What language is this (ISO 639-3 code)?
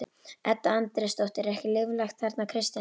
isl